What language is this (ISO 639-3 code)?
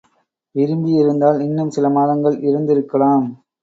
tam